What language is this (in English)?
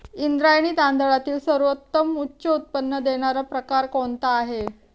Marathi